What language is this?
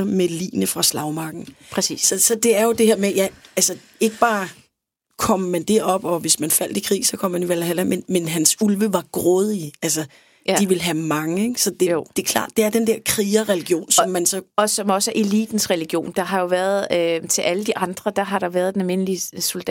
Danish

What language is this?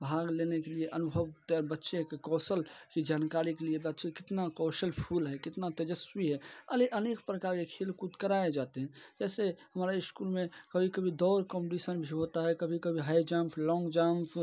Hindi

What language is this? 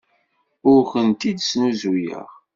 Kabyle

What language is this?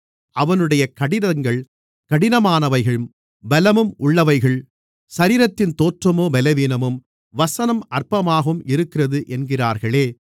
Tamil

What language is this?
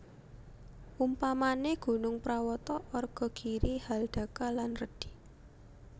Javanese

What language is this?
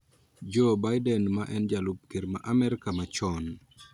Luo (Kenya and Tanzania)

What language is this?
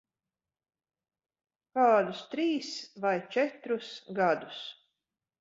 Latvian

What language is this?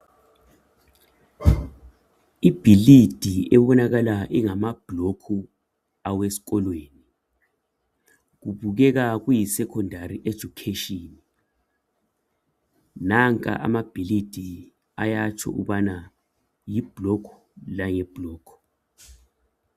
North Ndebele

